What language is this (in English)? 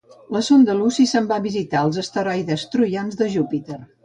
Catalan